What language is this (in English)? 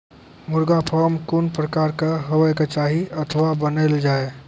Maithili